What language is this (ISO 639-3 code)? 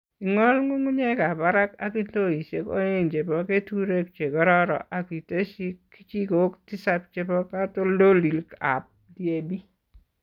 kln